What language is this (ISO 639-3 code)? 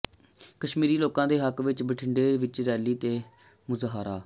pan